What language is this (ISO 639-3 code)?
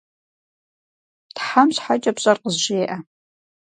kbd